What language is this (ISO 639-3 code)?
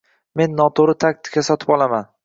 uzb